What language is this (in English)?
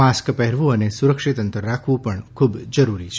Gujarati